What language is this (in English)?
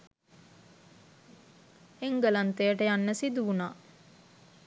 Sinhala